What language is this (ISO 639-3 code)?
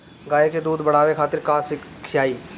bho